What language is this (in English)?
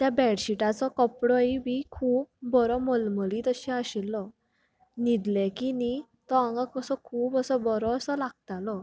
Konkani